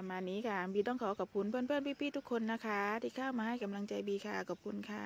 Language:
Thai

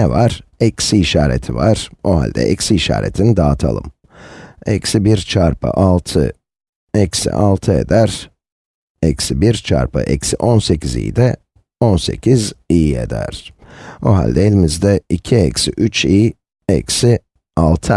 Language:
Turkish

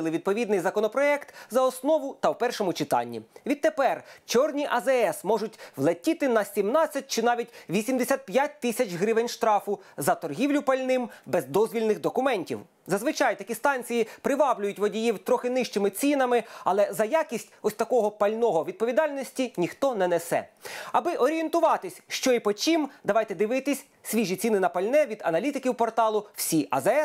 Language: Ukrainian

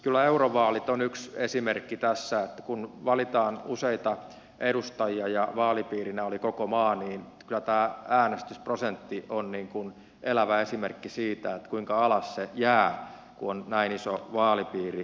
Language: Finnish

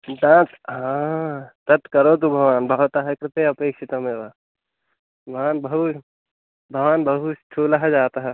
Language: Sanskrit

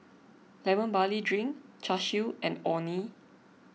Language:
English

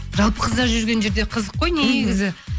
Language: Kazakh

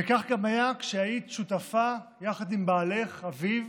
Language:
Hebrew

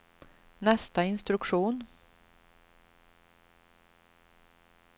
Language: Swedish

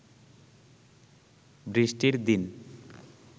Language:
Bangla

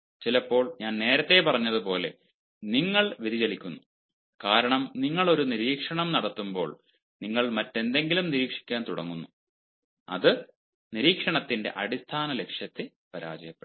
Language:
Malayalam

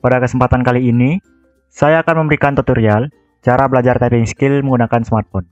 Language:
Indonesian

